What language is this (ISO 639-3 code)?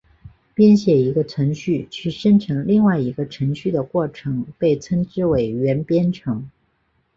zho